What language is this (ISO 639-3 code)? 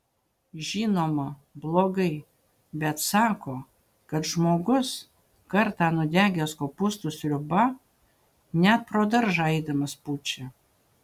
lit